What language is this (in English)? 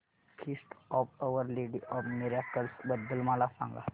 Marathi